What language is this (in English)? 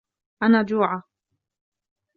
Arabic